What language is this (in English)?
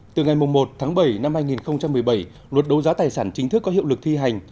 Vietnamese